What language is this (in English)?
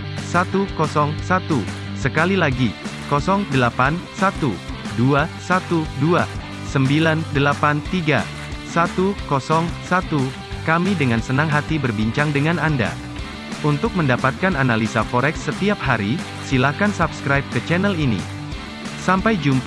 Indonesian